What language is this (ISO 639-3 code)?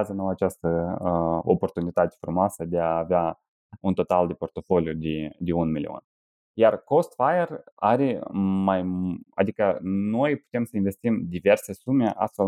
ron